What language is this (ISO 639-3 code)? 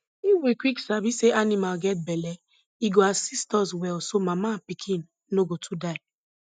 pcm